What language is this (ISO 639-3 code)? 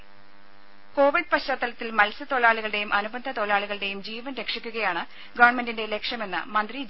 mal